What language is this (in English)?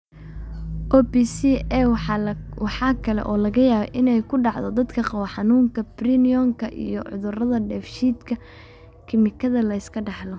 Somali